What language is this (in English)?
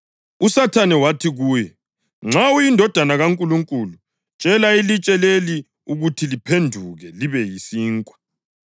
North Ndebele